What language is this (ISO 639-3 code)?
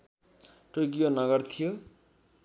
nep